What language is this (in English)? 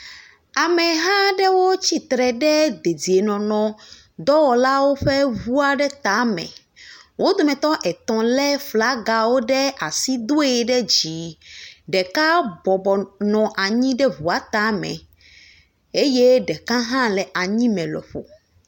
Ewe